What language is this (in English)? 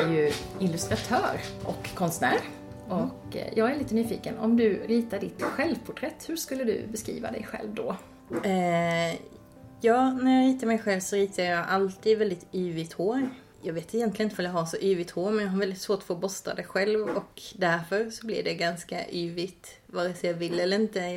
Swedish